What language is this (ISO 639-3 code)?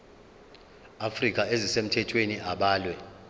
zul